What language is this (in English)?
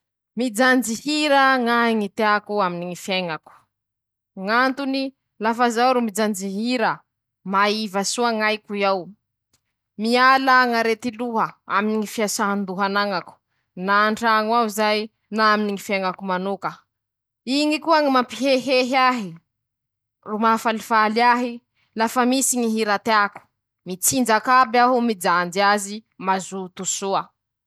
Masikoro Malagasy